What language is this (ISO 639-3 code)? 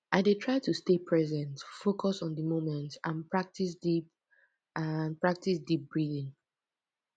pcm